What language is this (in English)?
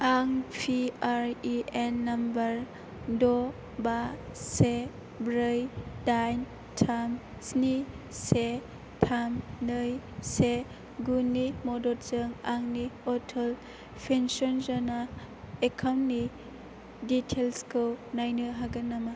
Bodo